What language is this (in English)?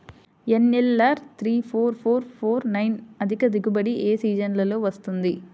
Telugu